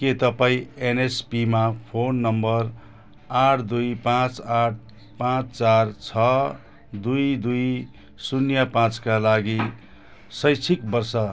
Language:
Nepali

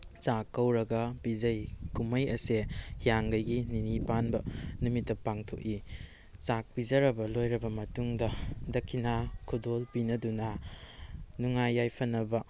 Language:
Manipuri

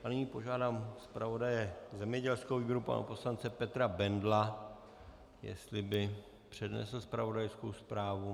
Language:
Czech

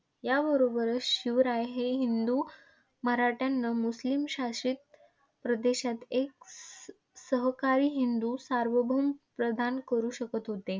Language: Marathi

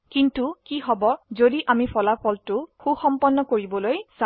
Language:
Assamese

